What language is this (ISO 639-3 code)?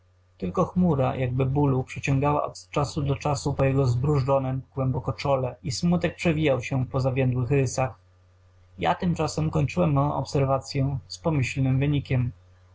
pol